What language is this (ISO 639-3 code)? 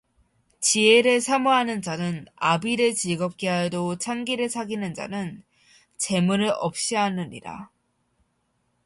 kor